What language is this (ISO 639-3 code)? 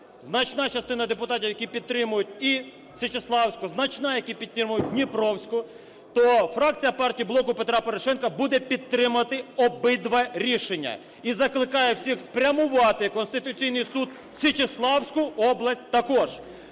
ukr